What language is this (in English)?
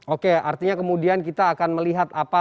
Indonesian